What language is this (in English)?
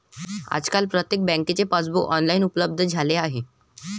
Marathi